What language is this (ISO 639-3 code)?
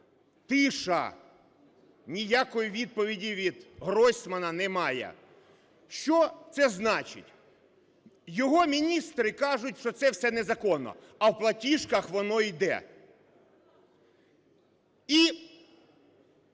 ukr